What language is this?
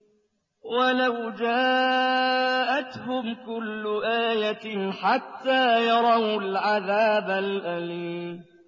Arabic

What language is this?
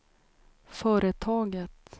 Swedish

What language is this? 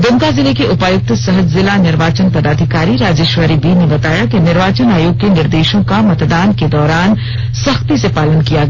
Hindi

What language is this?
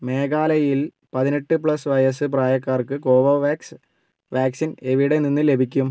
Malayalam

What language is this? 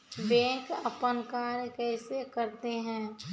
Maithili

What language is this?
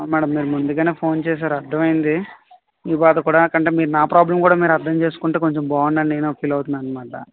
Telugu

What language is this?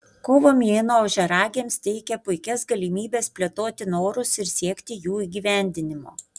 Lithuanian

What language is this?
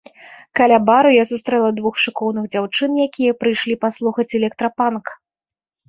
Belarusian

